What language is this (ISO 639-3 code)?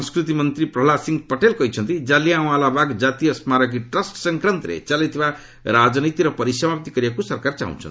ori